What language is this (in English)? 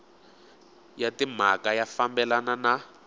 Tsonga